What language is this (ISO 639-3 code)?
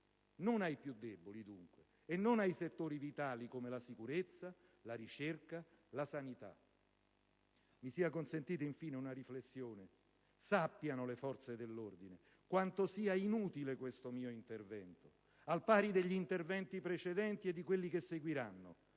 ita